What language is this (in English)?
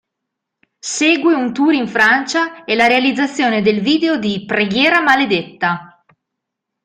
Italian